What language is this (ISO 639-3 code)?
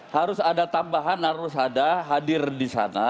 ind